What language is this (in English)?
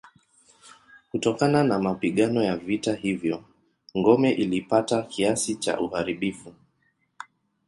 Swahili